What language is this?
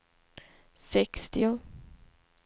Swedish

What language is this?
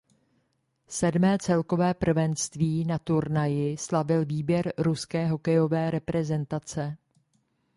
Czech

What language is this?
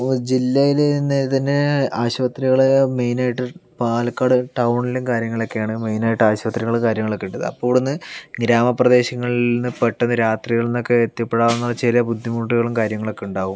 Malayalam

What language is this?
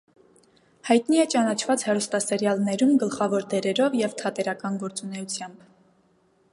Armenian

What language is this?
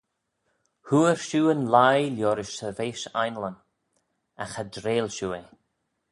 Manx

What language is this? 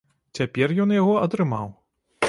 Belarusian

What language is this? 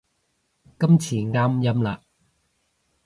Cantonese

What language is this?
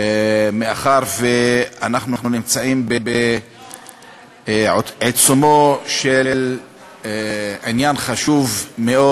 Hebrew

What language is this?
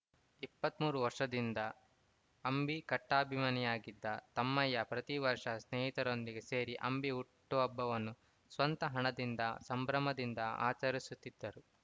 Kannada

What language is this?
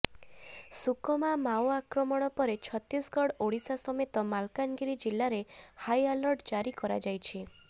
Odia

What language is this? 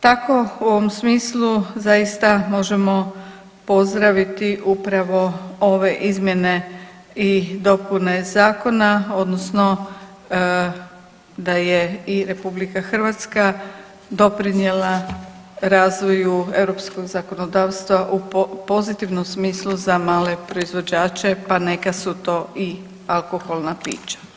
Croatian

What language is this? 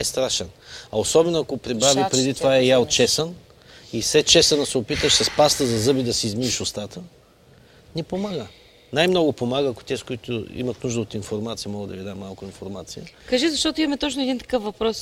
Bulgarian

